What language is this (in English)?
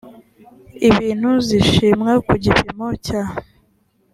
Kinyarwanda